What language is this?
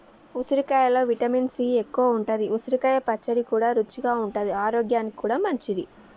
Telugu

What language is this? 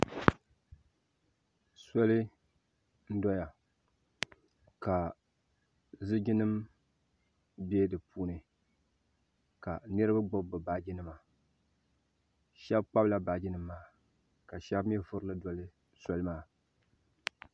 Dagbani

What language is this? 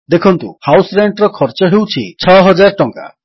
Odia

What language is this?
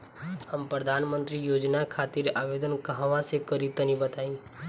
Bhojpuri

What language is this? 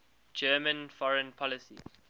English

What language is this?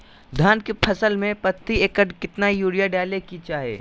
Magahi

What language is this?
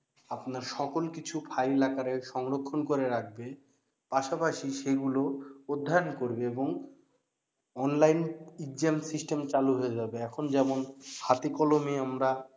Bangla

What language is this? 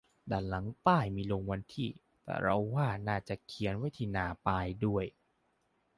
Thai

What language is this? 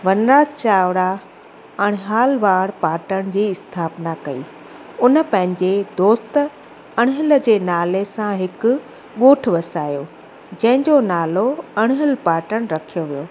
Sindhi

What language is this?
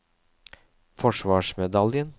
Norwegian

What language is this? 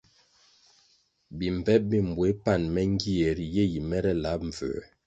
Kwasio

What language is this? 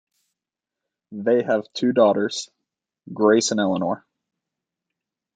English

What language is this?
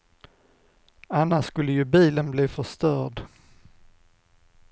Swedish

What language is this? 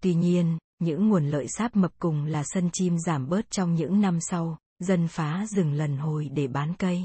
Vietnamese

